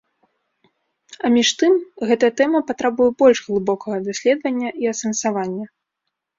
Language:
Belarusian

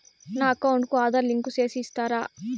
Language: Telugu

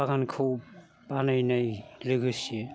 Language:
Bodo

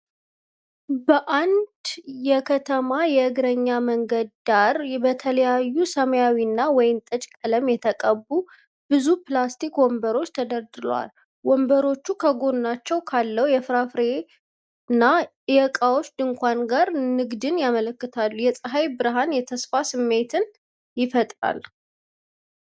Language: Amharic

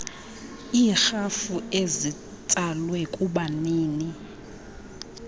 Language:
Xhosa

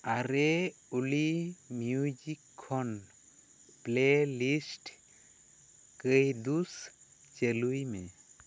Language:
Santali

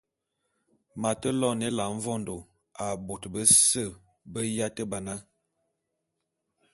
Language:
Bulu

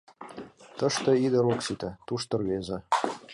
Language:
Mari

